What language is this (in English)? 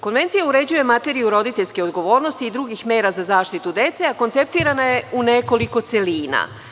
Serbian